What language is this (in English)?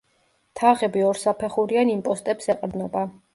Georgian